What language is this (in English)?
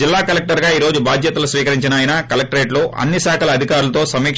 Telugu